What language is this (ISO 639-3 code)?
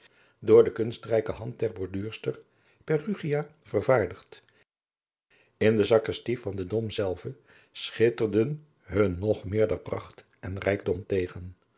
nld